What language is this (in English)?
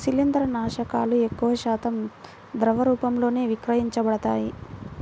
Telugu